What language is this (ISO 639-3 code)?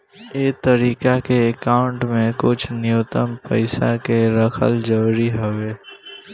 bho